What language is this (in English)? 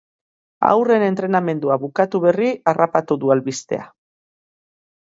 Basque